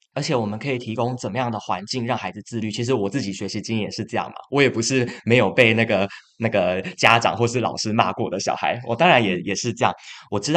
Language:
Chinese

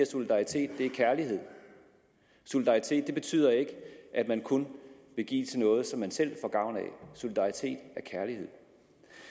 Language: Danish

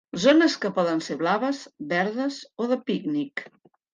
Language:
Catalan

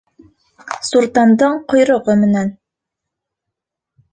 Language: Bashkir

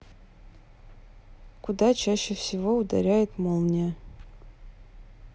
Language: Russian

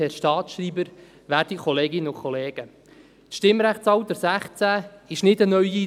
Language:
Swiss German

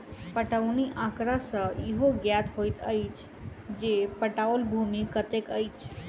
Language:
Maithili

